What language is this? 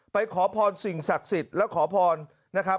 Thai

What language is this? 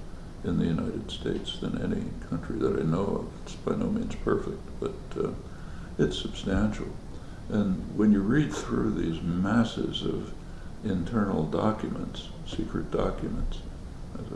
English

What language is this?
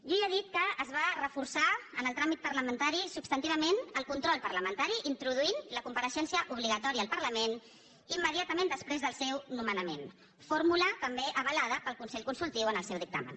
Catalan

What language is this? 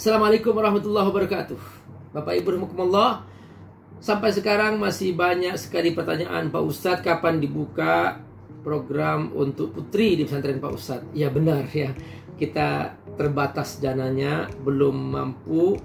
Indonesian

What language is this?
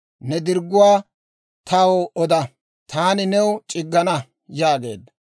Dawro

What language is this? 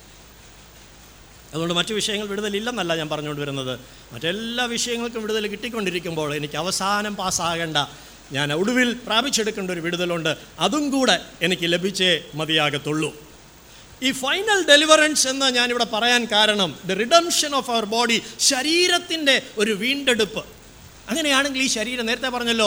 Malayalam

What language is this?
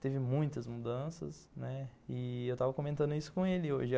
Portuguese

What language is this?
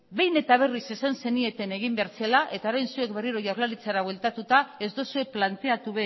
Basque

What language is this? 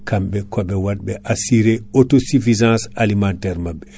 Fula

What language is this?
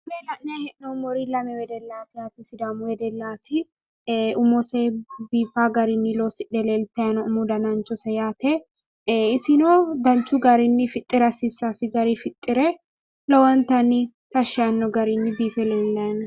Sidamo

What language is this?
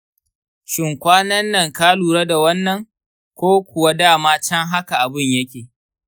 Hausa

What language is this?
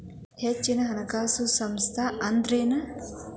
Kannada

